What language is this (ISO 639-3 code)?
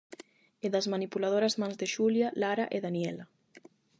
glg